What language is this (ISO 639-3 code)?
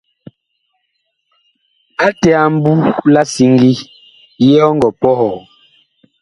bkh